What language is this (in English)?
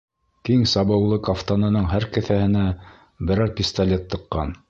Bashkir